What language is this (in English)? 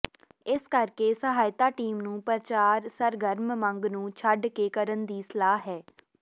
Punjabi